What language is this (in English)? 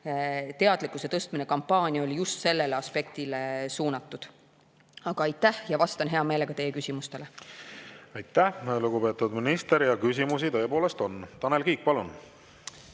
Estonian